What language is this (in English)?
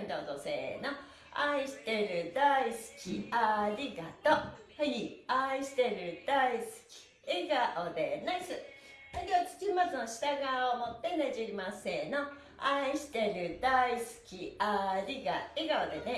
Japanese